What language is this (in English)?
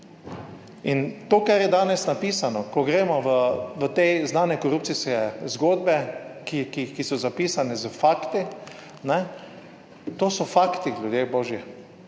Slovenian